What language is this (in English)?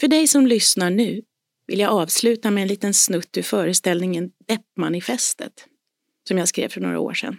Swedish